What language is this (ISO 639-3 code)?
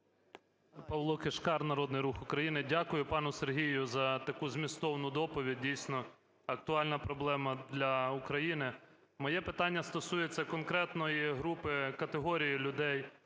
ukr